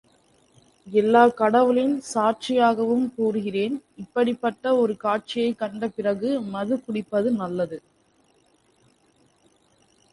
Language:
Tamil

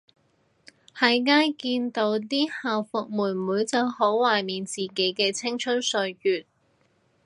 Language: Cantonese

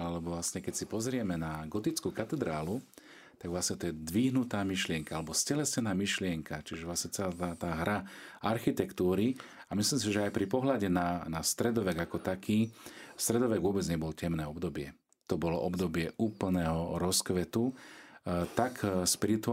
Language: Slovak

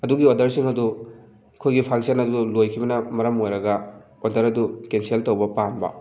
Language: Manipuri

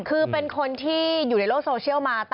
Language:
Thai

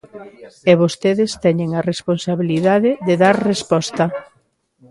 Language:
Galician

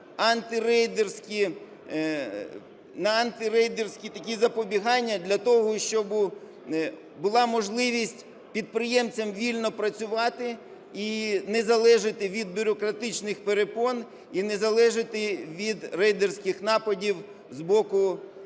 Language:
Ukrainian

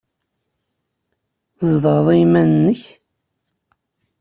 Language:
Kabyle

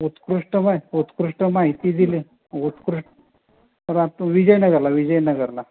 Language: Marathi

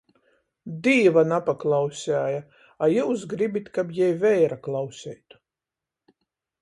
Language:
Latgalian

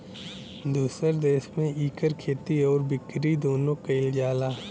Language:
Bhojpuri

